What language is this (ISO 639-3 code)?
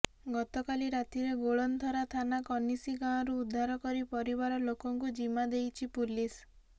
ori